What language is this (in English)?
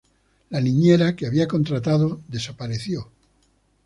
Spanish